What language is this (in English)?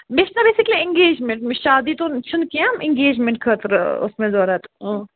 Kashmiri